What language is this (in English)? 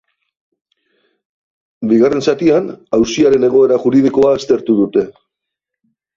Basque